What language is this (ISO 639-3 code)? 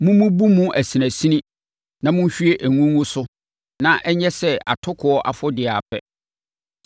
aka